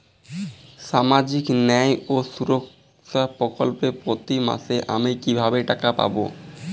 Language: Bangla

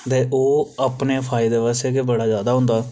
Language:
Dogri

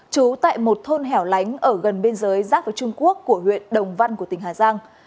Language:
Vietnamese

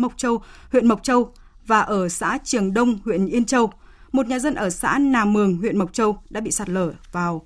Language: Vietnamese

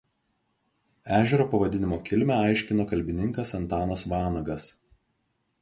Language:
Lithuanian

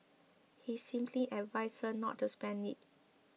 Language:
English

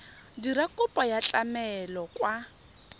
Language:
Tswana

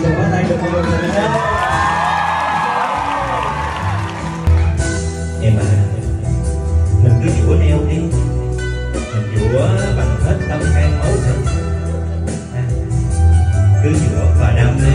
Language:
Vietnamese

